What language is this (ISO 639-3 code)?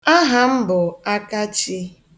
ibo